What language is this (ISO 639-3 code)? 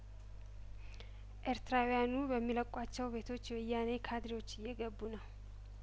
amh